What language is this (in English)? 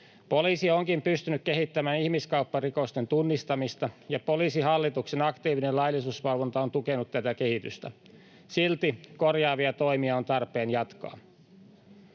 Finnish